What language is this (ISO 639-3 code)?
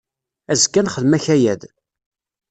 kab